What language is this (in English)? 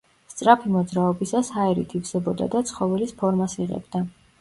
Georgian